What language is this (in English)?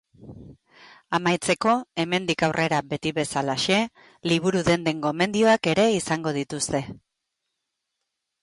Basque